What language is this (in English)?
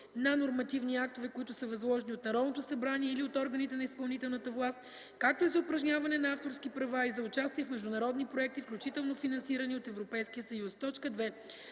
Bulgarian